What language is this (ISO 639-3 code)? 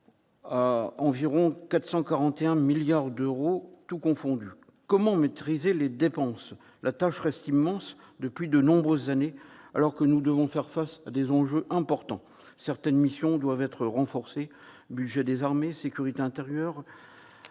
fra